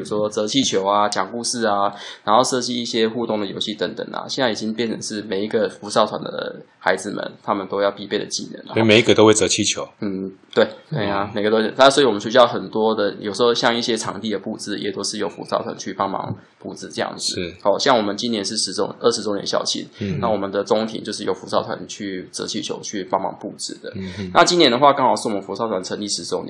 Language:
Chinese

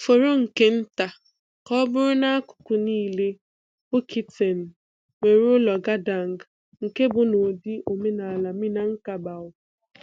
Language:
Igbo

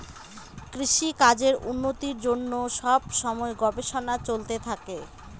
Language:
Bangla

